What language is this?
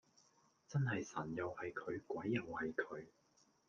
Cantonese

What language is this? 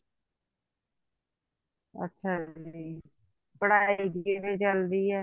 Punjabi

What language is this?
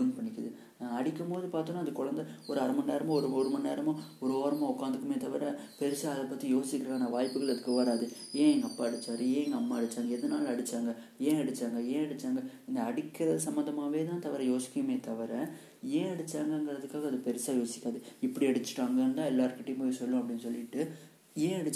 Tamil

